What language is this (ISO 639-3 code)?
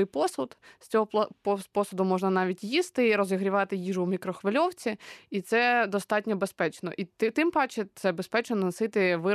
ukr